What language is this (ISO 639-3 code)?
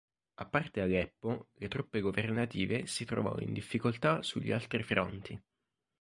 ita